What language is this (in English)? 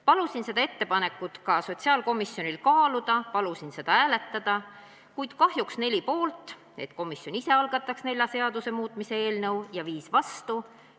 Estonian